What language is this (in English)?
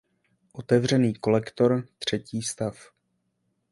Czech